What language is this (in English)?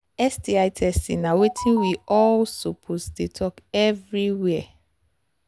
Nigerian Pidgin